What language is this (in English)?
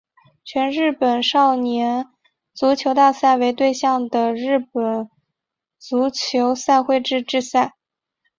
Chinese